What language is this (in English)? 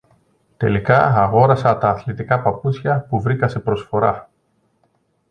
Greek